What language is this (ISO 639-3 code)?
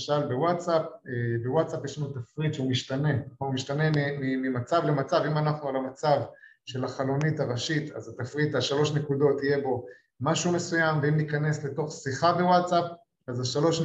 heb